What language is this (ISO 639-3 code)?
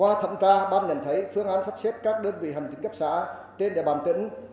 vie